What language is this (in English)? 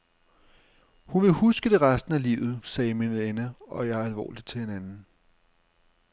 Danish